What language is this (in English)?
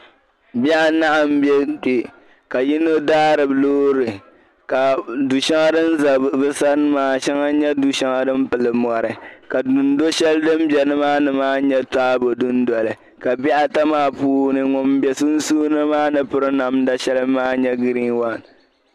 Dagbani